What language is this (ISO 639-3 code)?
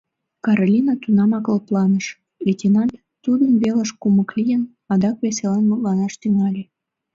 chm